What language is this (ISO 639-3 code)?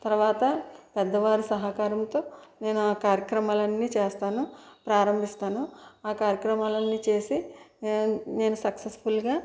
tel